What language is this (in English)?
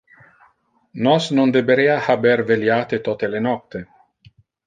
Interlingua